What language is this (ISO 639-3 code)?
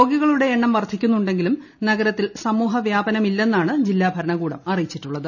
mal